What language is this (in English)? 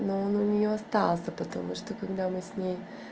Russian